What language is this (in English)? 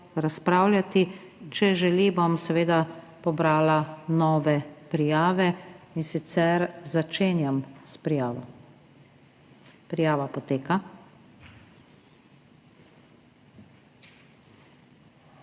Slovenian